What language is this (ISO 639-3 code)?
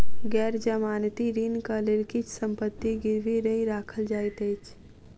mai